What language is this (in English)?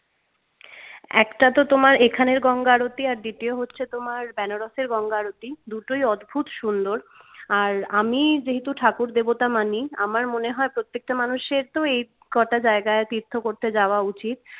Bangla